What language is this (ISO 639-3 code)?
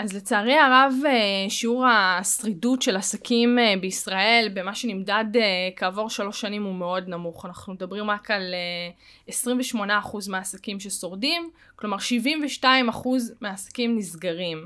heb